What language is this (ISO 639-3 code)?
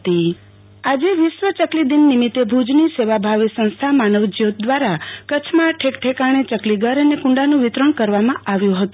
guj